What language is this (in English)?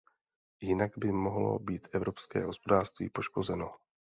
Czech